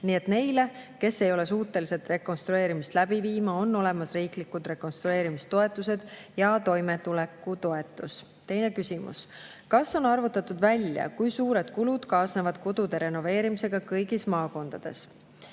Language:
Estonian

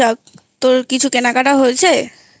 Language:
Bangla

